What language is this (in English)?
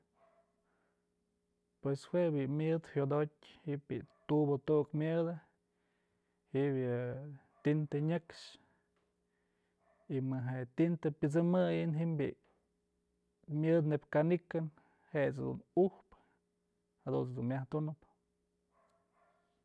Mazatlán Mixe